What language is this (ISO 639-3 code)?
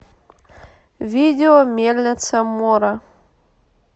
rus